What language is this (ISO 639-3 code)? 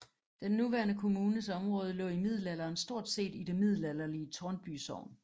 dan